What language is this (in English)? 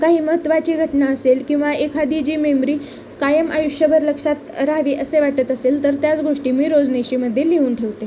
Marathi